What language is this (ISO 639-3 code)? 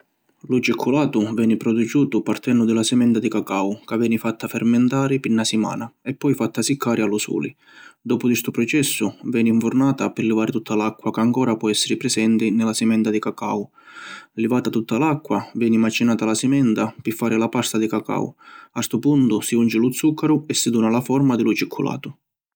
scn